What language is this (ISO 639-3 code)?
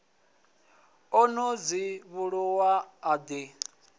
ven